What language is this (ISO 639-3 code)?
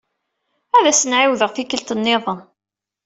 kab